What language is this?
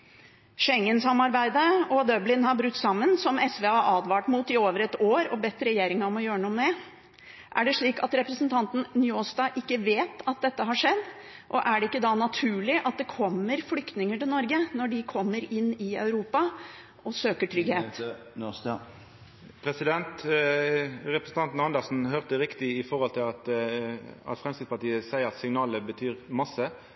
Norwegian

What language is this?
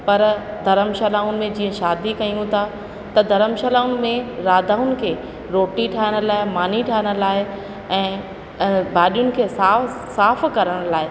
Sindhi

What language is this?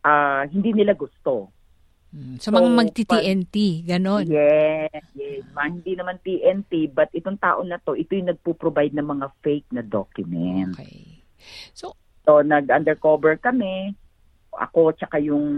Filipino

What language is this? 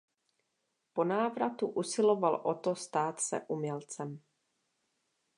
Czech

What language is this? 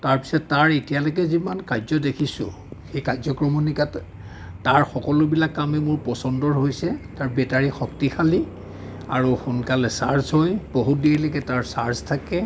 Assamese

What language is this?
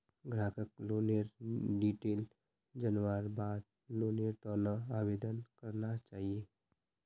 Magahi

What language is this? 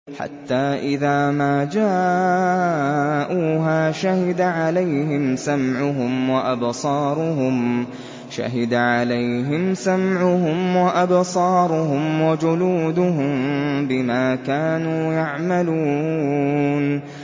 Arabic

